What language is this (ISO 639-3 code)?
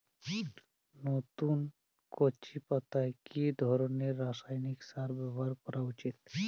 ben